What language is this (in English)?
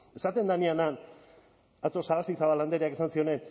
Basque